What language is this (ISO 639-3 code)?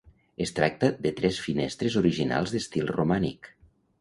cat